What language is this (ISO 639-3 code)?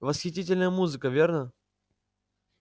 rus